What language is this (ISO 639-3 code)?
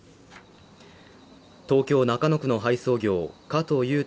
jpn